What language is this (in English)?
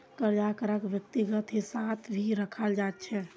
Magahi